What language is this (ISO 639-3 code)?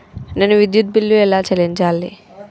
tel